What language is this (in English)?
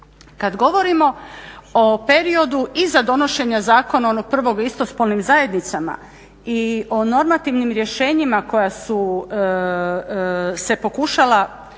Croatian